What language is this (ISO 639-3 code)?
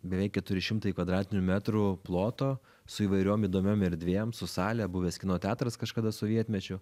lit